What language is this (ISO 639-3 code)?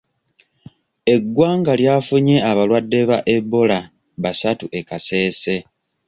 lug